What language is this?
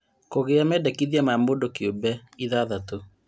Kikuyu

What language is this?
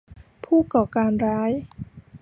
Thai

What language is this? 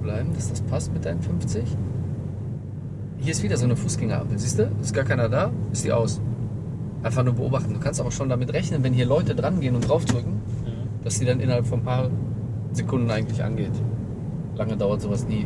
German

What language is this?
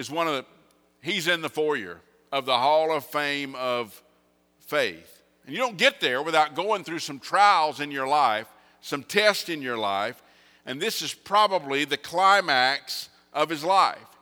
English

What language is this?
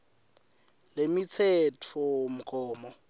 Swati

